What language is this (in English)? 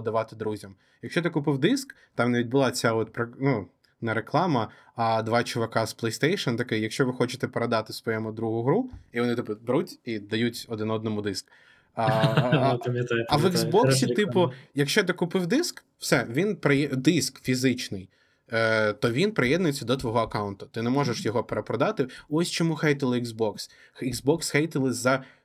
Ukrainian